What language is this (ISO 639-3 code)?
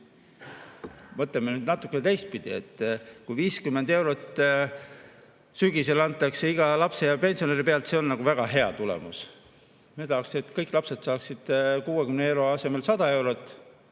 est